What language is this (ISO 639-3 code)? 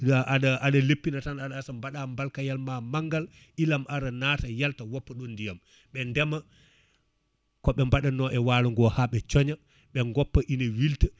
ful